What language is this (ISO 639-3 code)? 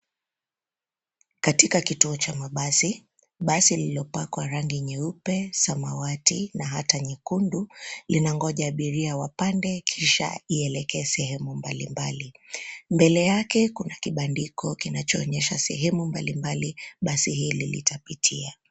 swa